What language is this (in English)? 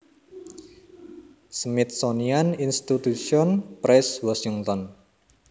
Javanese